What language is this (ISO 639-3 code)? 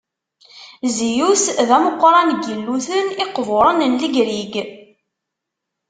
kab